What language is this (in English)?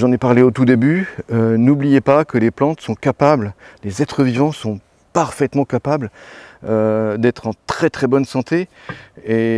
French